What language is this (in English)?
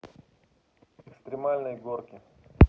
Russian